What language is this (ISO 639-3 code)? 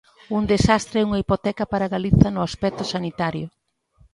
glg